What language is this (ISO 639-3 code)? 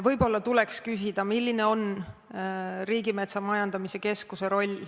est